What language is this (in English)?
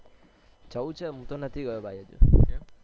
Gujarati